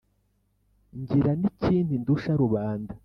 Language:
Kinyarwanda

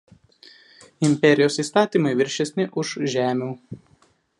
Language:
Lithuanian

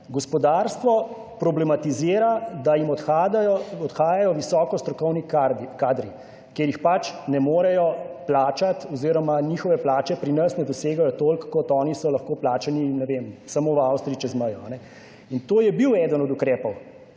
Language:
Slovenian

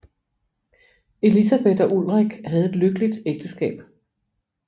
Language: Danish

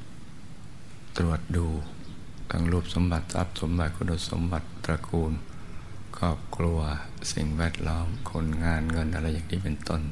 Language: Thai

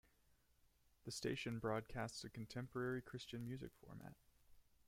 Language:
English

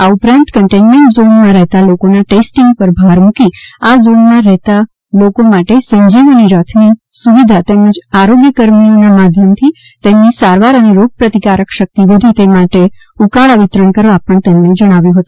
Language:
Gujarati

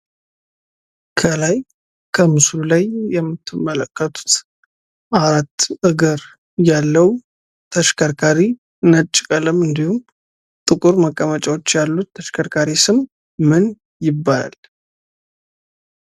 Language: Amharic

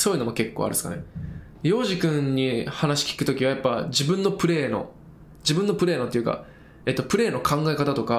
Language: Japanese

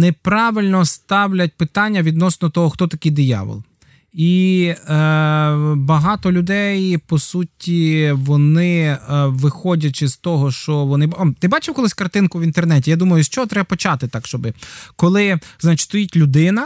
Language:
Ukrainian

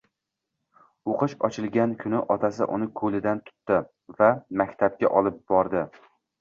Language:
Uzbek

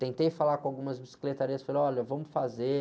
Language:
Portuguese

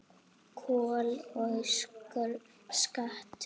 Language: Icelandic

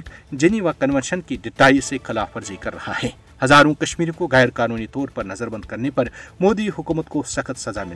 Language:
Urdu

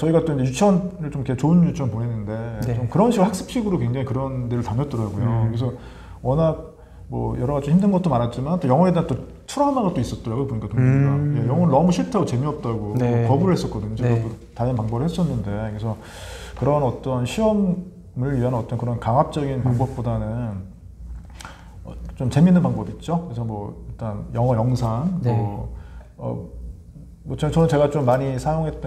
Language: Korean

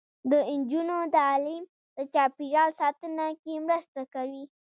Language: Pashto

